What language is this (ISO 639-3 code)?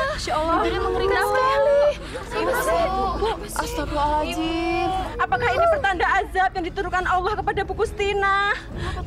ind